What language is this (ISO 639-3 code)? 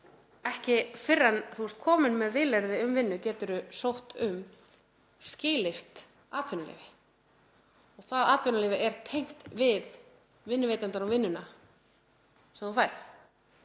isl